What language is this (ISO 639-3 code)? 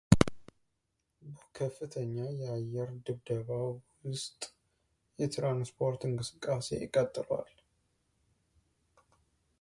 amh